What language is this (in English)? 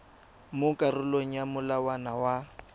Tswana